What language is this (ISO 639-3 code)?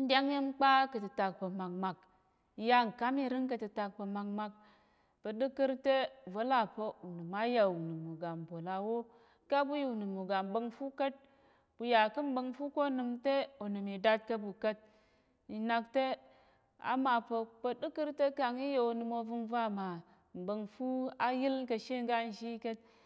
yer